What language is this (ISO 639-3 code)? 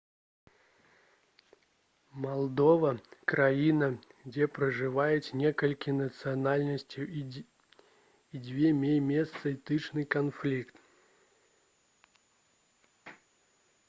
bel